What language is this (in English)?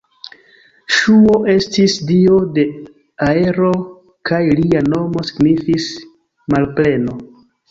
Esperanto